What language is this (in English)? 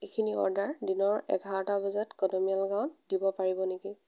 Assamese